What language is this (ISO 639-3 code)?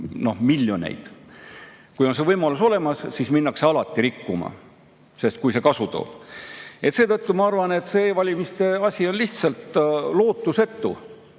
est